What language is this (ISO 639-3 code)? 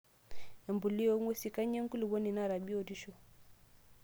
mas